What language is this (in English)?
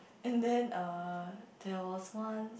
English